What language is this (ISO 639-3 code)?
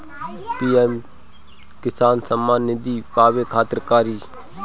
bho